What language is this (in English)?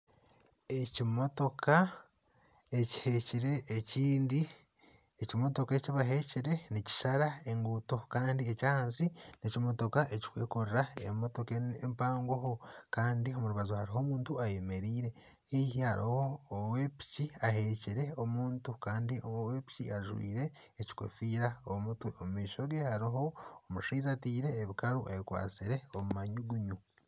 Nyankole